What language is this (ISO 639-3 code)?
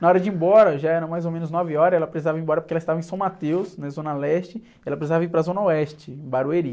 por